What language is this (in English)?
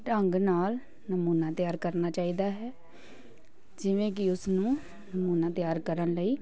Punjabi